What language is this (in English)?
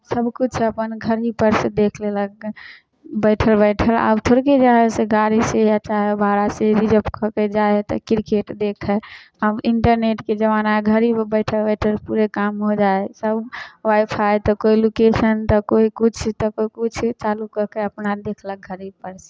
Maithili